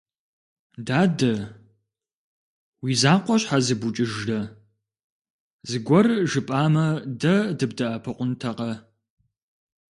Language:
Kabardian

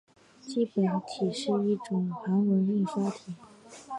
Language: Chinese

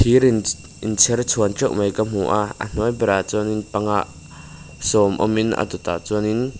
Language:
Mizo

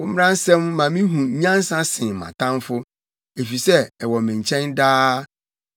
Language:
Akan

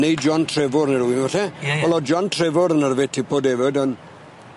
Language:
Welsh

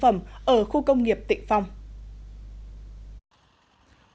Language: Vietnamese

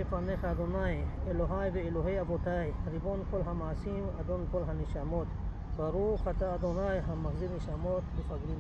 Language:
Hebrew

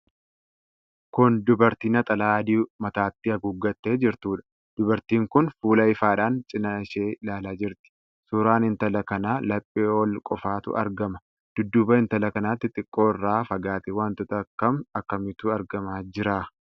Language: Oromo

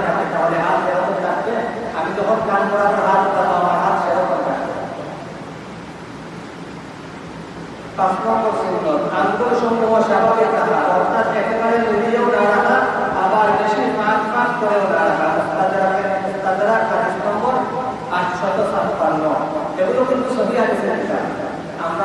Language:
Indonesian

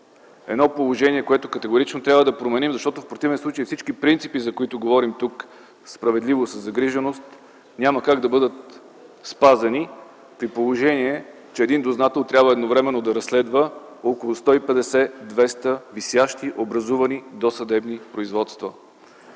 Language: Bulgarian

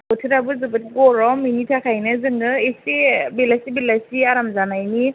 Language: Bodo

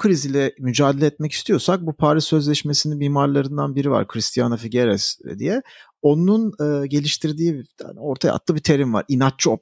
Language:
Turkish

